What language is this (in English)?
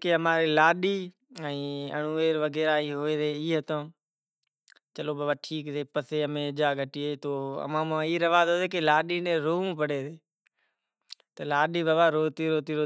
Kachi Koli